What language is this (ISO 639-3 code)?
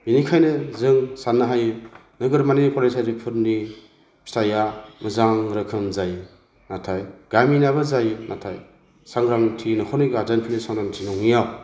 brx